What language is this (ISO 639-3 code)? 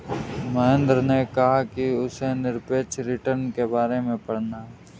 hin